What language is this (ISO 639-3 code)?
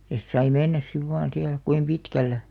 fin